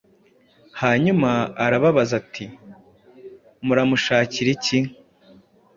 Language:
Kinyarwanda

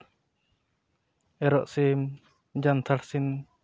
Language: Santali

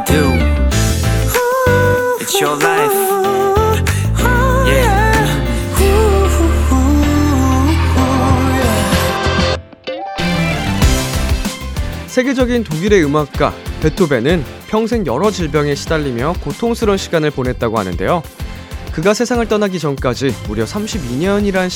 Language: Korean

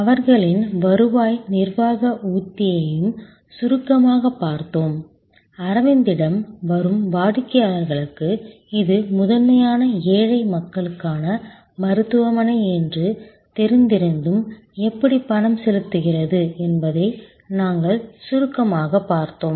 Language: Tamil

